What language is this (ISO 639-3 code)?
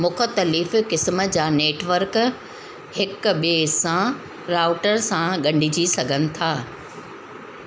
snd